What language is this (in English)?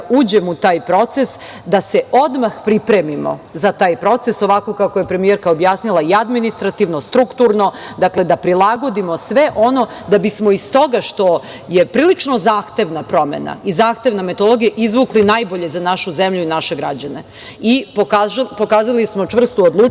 Serbian